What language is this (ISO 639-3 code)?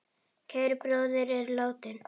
isl